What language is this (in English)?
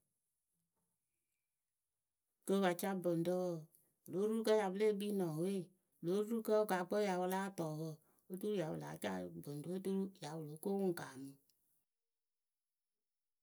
Akebu